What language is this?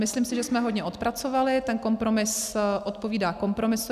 Czech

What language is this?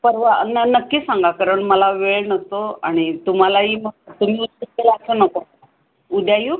Marathi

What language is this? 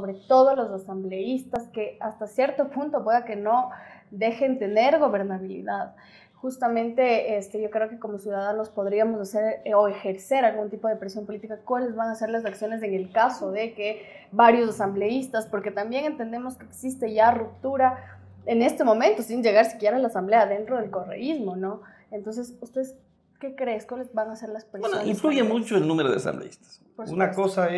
Spanish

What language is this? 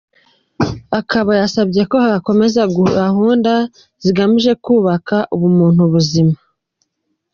Kinyarwanda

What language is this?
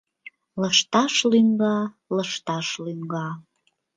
Mari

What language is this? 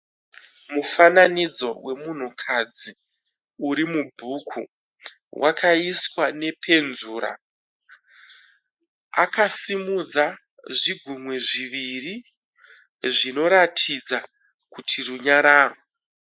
Shona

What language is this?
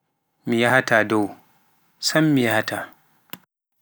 Pular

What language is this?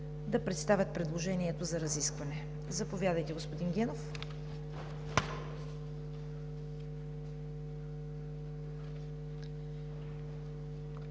Bulgarian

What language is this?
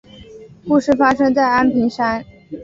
Chinese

